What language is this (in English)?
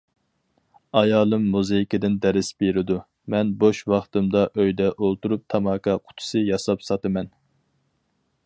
Uyghur